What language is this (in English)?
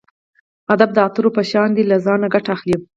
Pashto